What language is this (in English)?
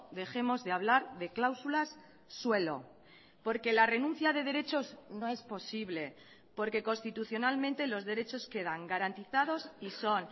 Spanish